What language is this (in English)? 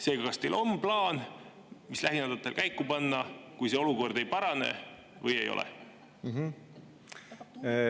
Estonian